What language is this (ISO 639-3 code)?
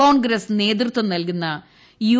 mal